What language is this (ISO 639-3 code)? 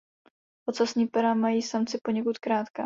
ces